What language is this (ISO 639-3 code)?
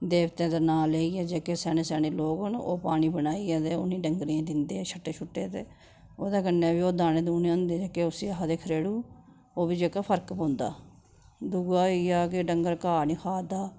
doi